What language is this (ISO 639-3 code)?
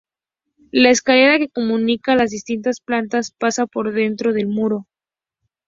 spa